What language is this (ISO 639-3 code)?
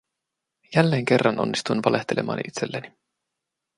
fin